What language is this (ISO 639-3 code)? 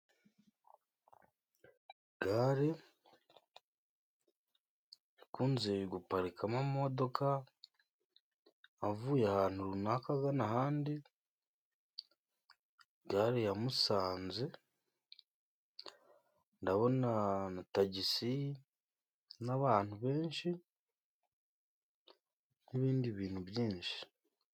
kin